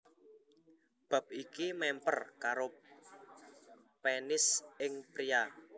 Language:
Javanese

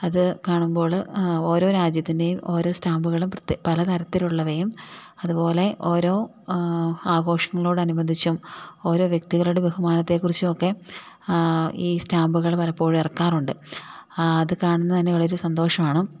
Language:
Malayalam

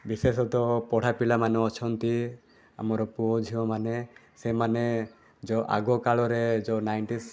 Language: Odia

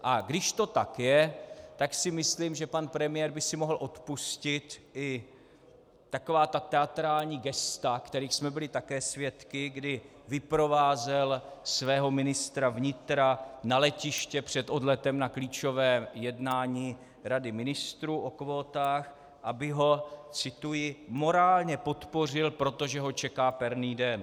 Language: Czech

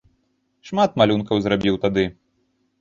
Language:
Belarusian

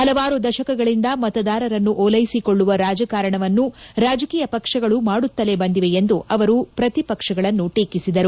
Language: Kannada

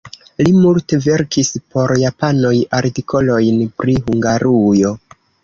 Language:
Esperanto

